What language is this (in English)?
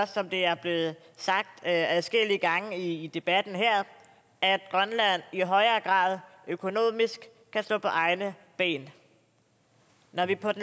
Danish